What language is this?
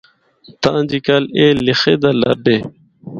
Northern Hindko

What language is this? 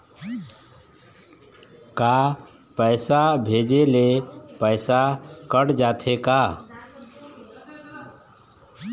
Chhattisgarhi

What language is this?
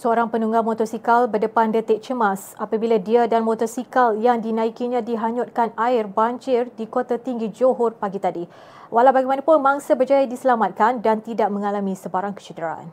Malay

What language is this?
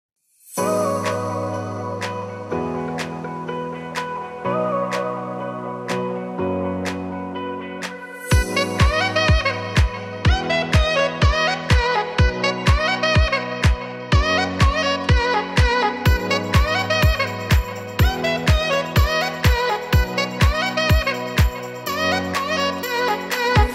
Arabic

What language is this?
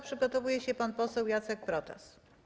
Polish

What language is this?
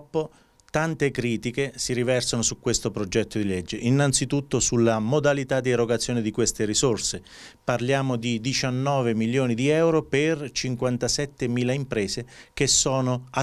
Italian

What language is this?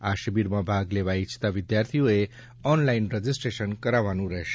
Gujarati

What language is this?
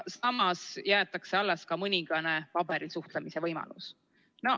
Estonian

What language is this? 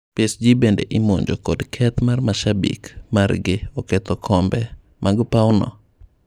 Luo (Kenya and Tanzania)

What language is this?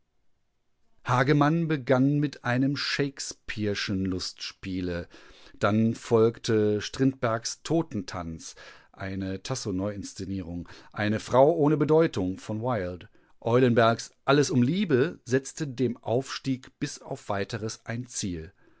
German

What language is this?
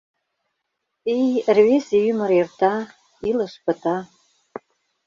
Mari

